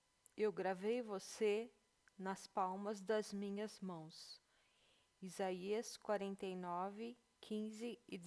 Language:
Portuguese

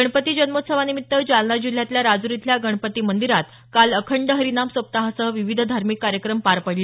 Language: Marathi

